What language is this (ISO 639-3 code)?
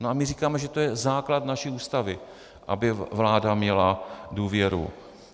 ces